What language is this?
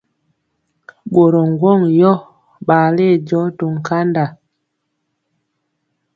Mpiemo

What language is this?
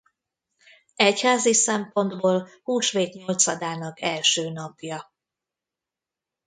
Hungarian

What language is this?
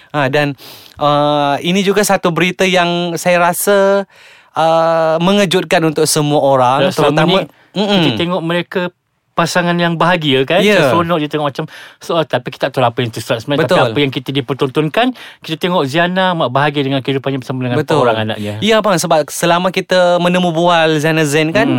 Malay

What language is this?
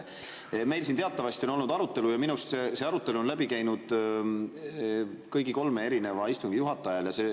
Estonian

